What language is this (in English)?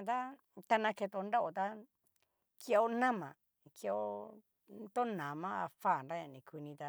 Cacaloxtepec Mixtec